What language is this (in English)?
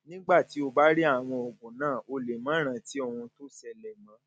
Yoruba